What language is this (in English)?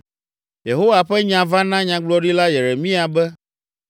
Ewe